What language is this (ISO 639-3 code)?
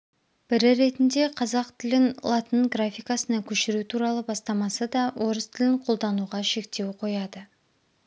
kaz